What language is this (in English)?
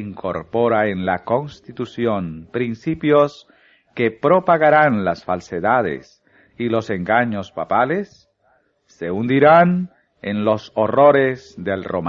Spanish